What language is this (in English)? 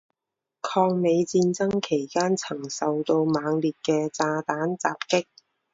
Chinese